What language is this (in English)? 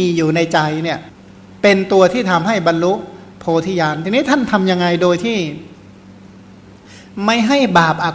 Thai